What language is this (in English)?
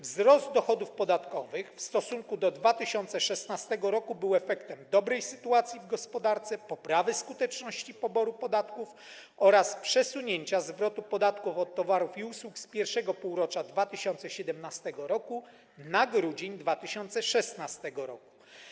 Polish